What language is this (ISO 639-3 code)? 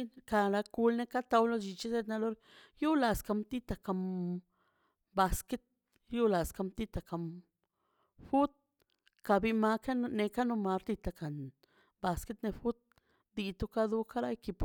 zpy